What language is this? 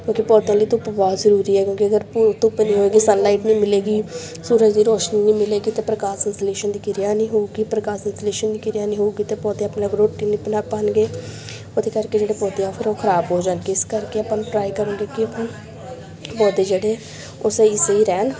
Punjabi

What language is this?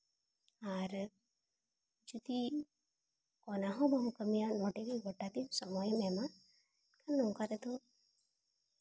Santali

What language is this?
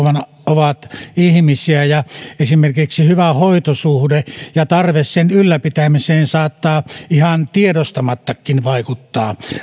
Finnish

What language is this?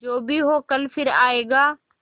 Hindi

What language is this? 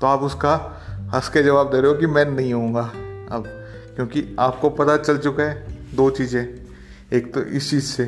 Hindi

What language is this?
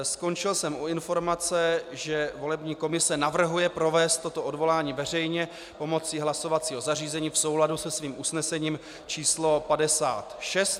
Czech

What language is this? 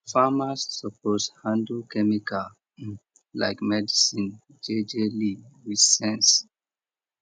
Nigerian Pidgin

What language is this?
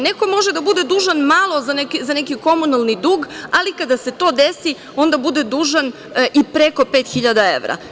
Serbian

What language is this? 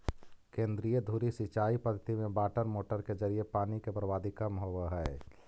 Magahi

